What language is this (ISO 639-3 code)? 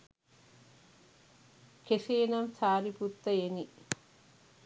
sin